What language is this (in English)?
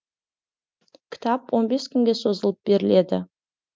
Kazakh